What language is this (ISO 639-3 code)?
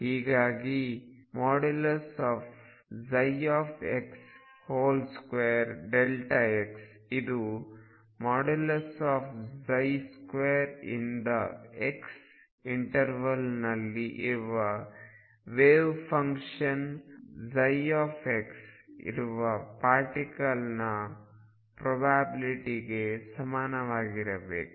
kan